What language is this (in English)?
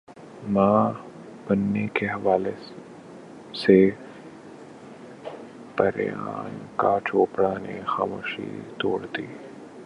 Urdu